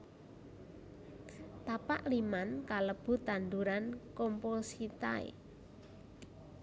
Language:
Javanese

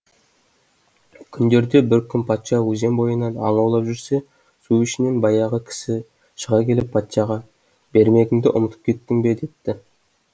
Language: Kazakh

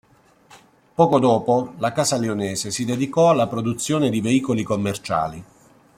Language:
Italian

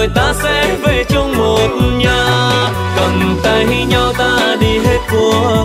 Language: Vietnamese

